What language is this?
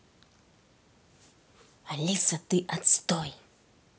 Russian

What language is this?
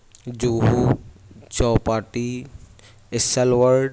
Urdu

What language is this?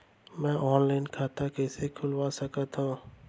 Chhattisgarhi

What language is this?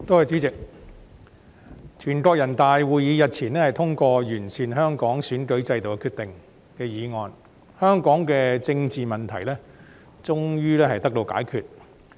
Cantonese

